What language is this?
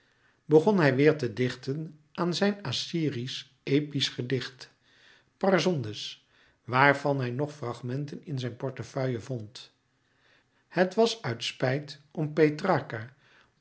Dutch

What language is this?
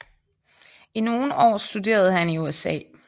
Danish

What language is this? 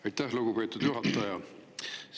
Estonian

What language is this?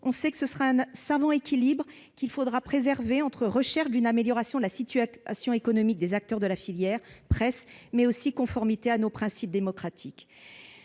French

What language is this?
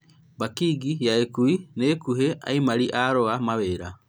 Kikuyu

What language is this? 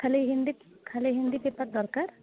Odia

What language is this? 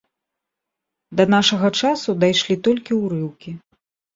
Belarusian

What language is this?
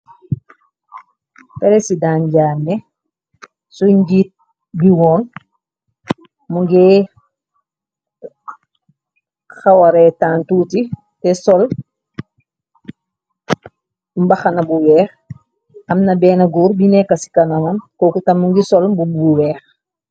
Wolof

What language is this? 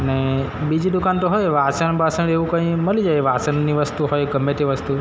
Gujarati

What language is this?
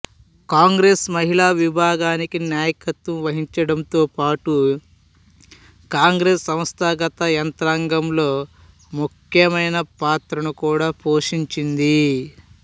Telugu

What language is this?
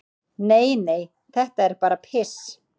Icelandic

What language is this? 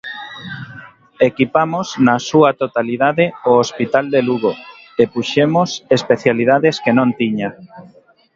Galician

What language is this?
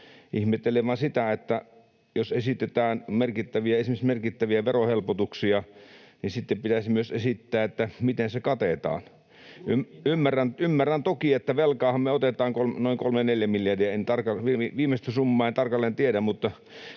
Finnish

